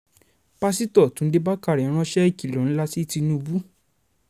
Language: Yoruba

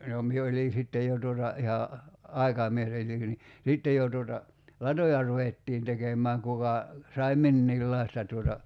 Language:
Finnish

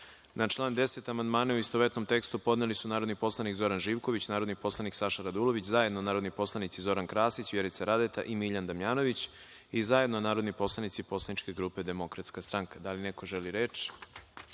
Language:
Serbian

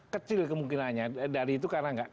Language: Indonesian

